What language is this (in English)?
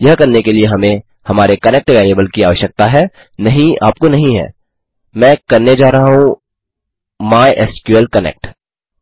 Hindi